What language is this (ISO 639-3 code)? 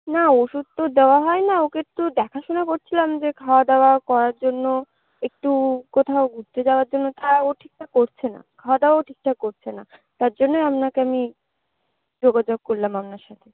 ben